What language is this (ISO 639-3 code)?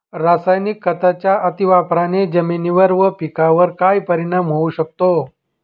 mar